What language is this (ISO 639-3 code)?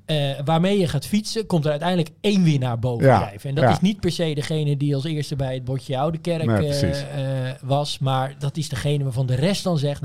nld